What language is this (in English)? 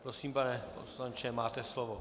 Czech